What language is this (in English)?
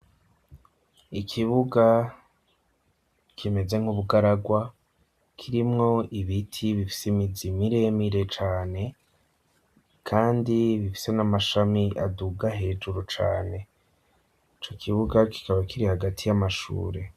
Rundi